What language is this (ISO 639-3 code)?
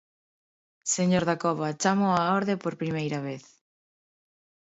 glg